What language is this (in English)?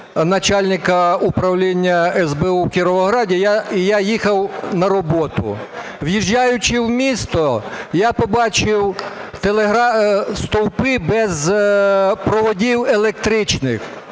Ukrainian